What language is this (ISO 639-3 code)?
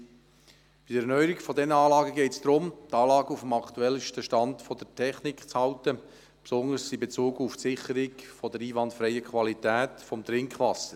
gsw